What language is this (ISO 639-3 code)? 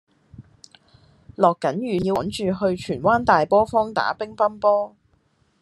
yue